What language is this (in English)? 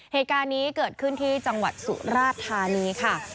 Thai